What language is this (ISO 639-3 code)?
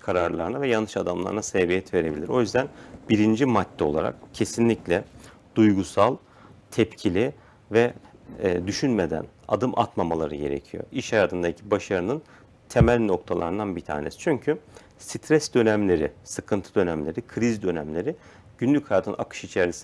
tur